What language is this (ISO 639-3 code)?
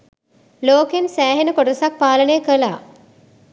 sin